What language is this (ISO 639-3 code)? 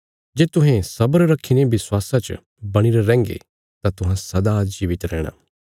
kfs